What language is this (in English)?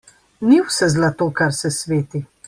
Slovenian